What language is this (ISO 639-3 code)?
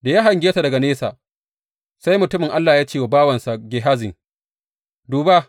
hau